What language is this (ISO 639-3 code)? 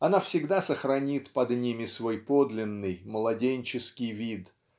rus